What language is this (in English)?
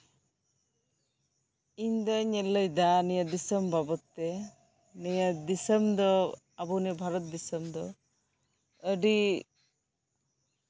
Santali